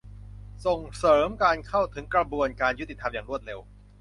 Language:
Thai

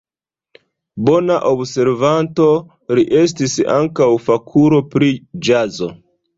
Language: Esperanto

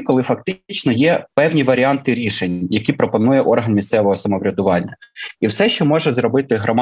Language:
Ukrainian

